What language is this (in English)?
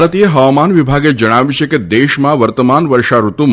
Gujarati